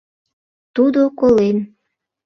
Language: Mari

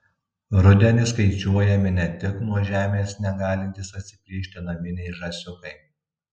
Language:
Lithuanian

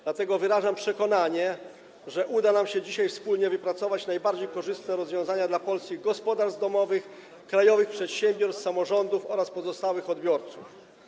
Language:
Polish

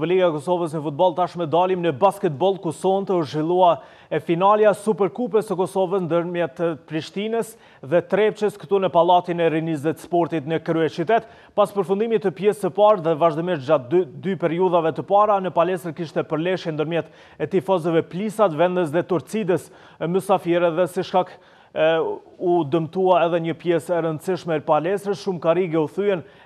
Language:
Romanian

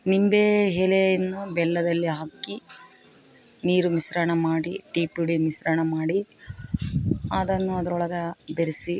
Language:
Kannada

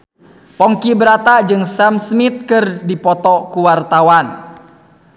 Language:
Sundanese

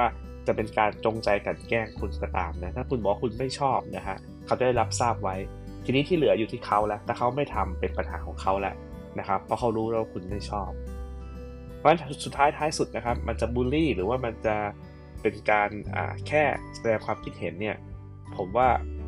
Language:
Thai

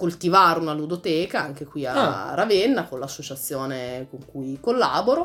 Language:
Italian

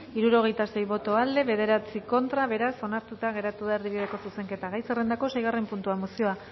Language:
Basque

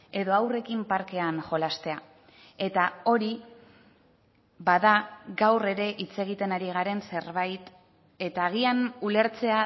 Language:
Basque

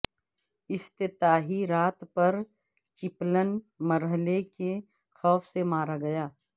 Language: Urdu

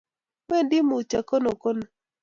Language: Kalenjin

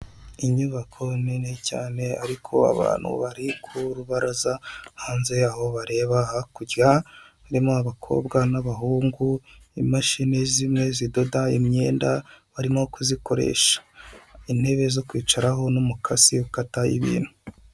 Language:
Kinyarwanda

